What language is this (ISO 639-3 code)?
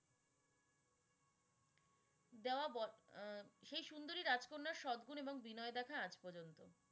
ben